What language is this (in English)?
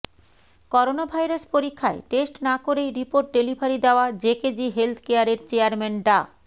Bangla